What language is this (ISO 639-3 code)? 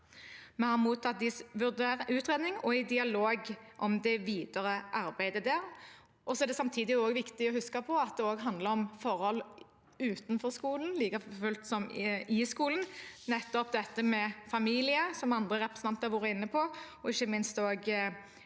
nor